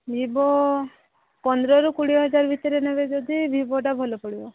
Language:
Odia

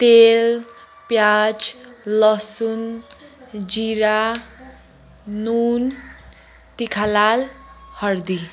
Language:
Nepali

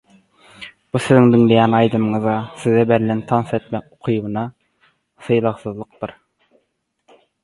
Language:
Turkmen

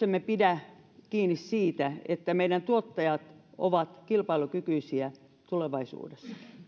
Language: Finnish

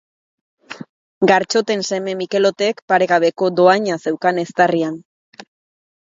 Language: Basque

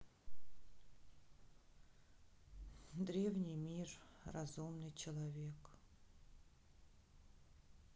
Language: Russian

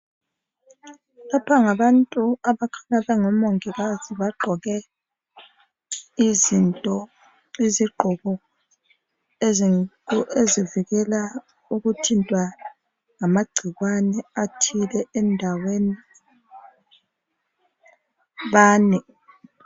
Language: North Ndebele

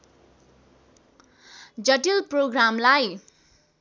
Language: Nepali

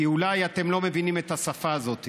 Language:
Hebrew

